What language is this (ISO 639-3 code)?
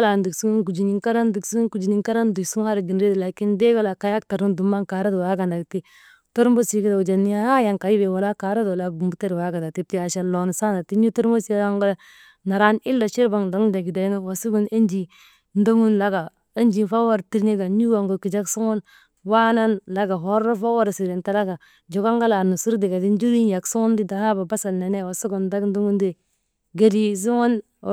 mde